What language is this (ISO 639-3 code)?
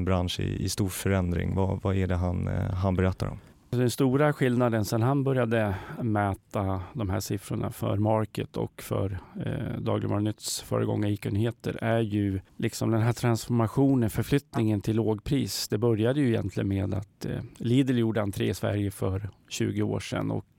swe